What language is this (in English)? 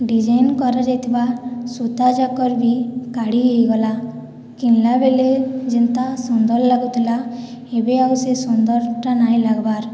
Odia